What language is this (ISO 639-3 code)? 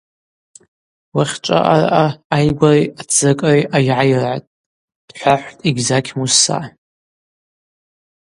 abq